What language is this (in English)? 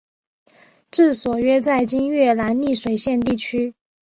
Chinese